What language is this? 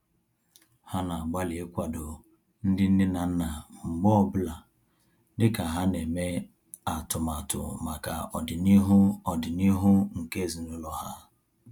Igbo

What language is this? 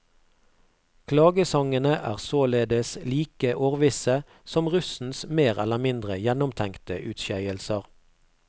Norwegian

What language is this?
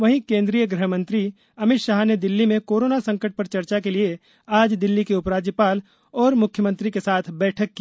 Hindi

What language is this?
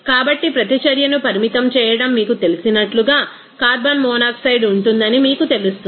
Telugu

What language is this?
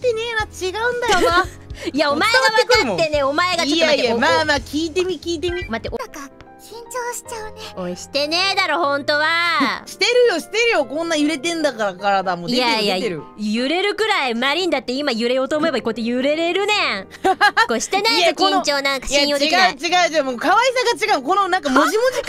Japanese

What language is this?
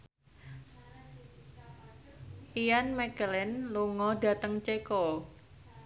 Javanese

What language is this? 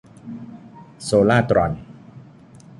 Thai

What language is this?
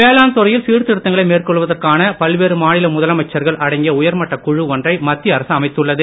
Tamil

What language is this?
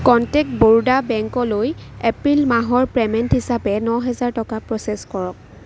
Assamese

